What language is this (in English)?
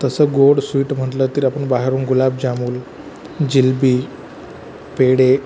Marathi